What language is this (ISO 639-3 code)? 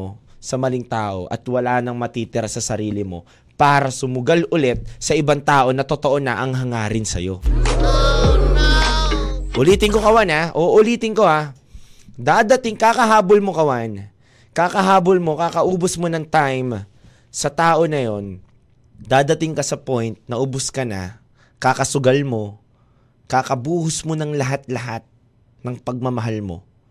fil